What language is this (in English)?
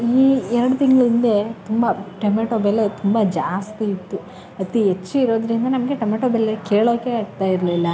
Kannada